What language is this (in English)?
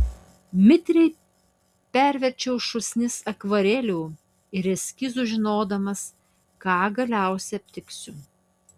Lithuanian